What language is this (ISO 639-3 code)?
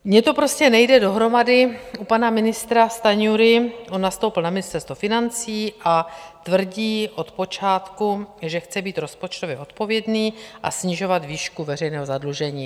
ces